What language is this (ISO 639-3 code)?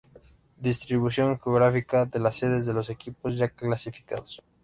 spa